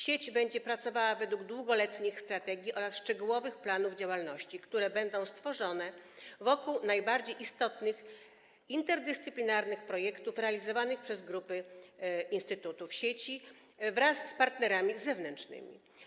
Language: Polish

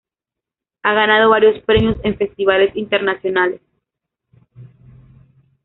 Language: Spanish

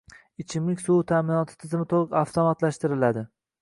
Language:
Uzbek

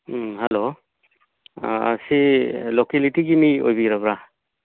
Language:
Manipuri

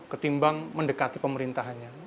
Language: Indonesian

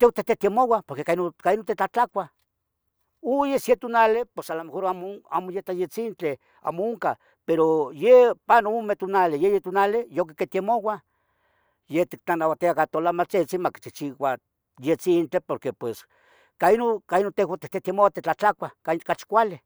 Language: Tetelcingo Nahuatl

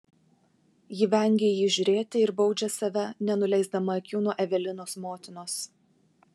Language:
Lithuanian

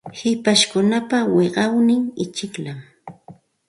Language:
Santa Ana de Tusi Pasco Quechua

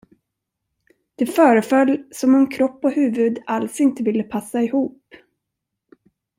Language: Swedish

